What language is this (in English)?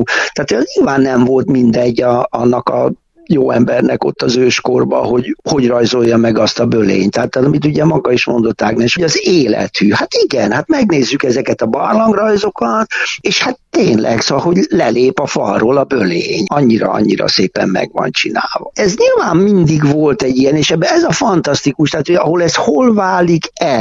Hungarian